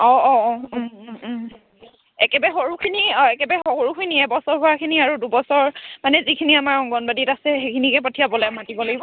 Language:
Assamese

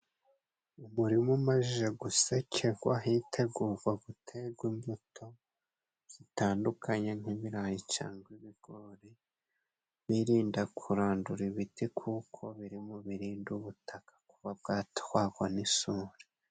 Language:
Kinyarwanda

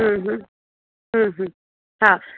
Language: Sindhi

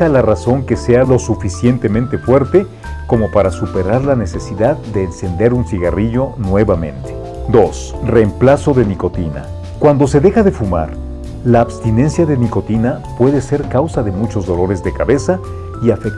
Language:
Spanish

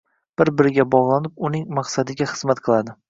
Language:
Uzbek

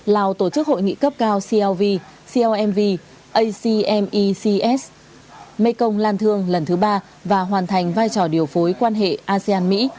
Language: Vietnamese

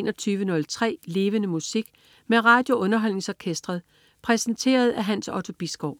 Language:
Danish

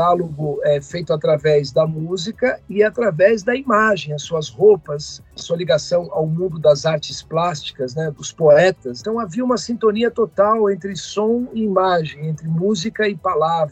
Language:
Portuguese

